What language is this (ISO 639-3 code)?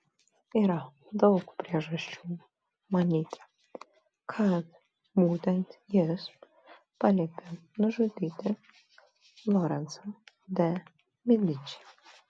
lit